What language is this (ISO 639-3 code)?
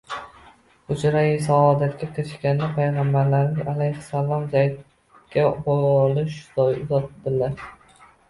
uzb